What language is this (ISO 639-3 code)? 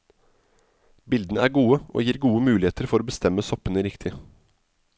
nor